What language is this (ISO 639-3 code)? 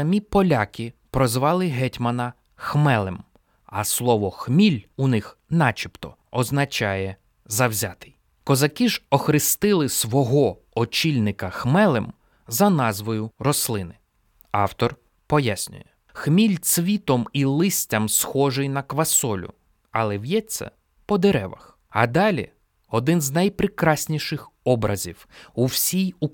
ukr